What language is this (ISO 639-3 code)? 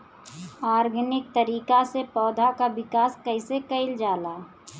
bho